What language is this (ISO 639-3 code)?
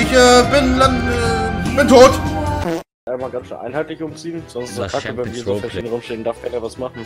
deu